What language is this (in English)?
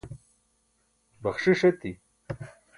Burushaski